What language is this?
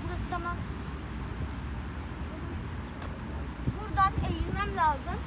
Turkish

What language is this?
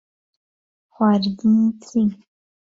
Central Kurdish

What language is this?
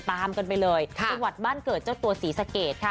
Thai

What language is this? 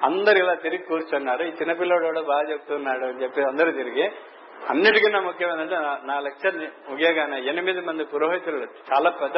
Telugu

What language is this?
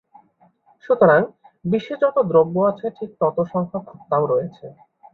Bangla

